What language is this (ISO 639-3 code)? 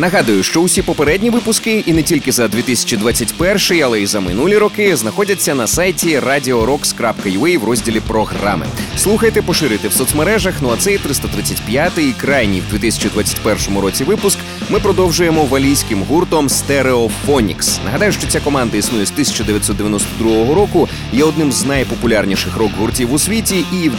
ukr